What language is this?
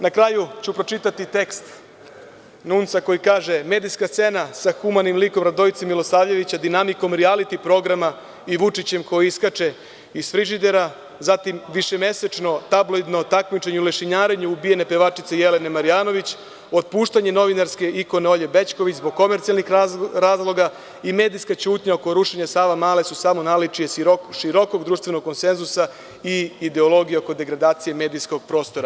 Serbian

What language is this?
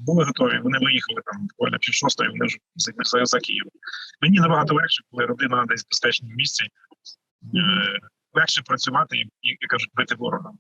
Ukrainian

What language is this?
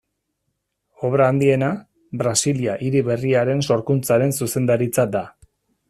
Basque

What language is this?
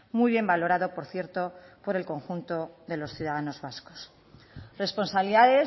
Spanish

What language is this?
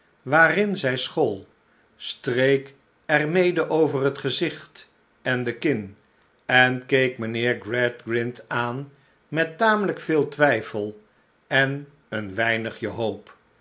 Dutch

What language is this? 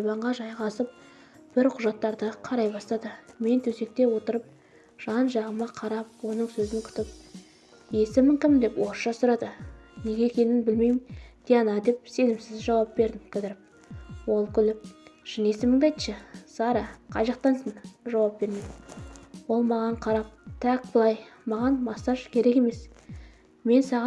Turkish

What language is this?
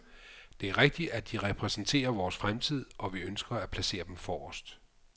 Danish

